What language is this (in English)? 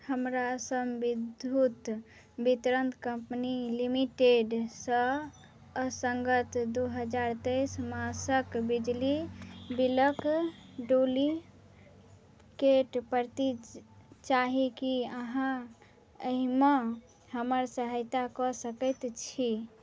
Maithili